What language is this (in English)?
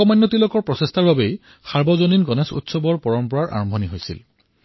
Assamese